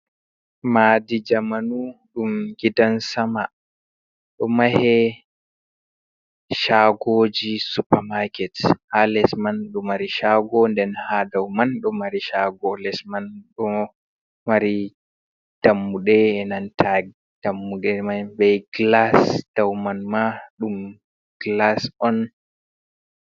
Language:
Fula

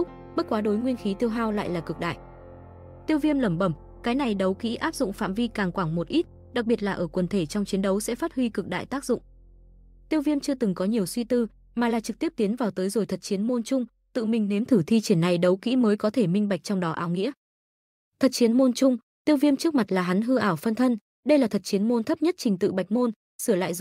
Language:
Vietnamese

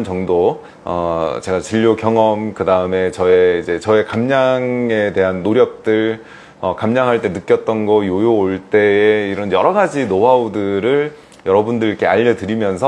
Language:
Korean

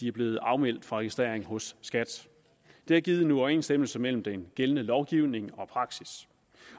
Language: Danish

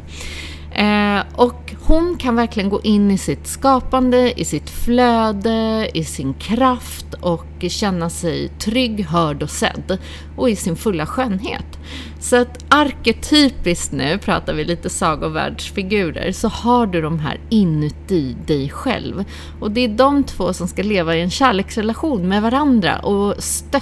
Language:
Swedish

